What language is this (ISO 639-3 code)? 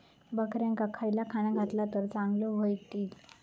mar